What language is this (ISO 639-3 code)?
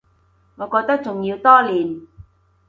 yue